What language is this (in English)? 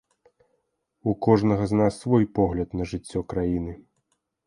Belarusian